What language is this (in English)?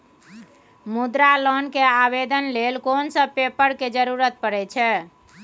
Maithili